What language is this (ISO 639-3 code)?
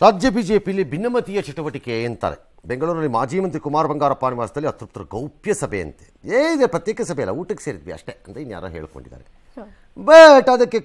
kan